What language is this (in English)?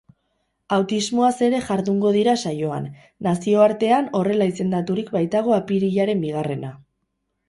Basque